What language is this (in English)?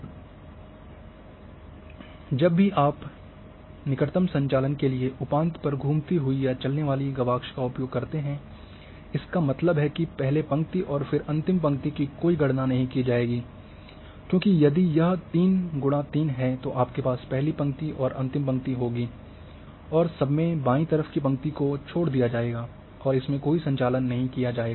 Hindi